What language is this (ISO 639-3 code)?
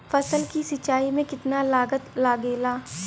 bho